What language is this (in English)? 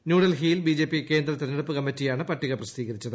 Malayalam